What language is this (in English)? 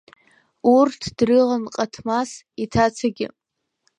Abkhazian